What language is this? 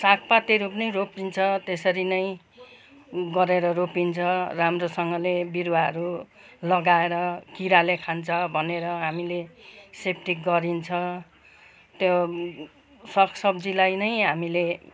Nepali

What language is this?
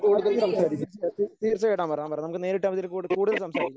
Malayalam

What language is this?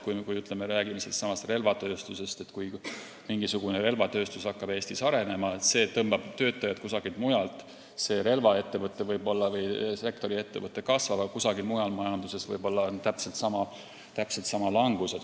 Estonian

